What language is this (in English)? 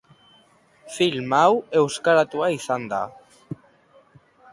Basque